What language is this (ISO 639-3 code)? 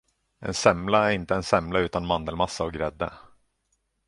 swe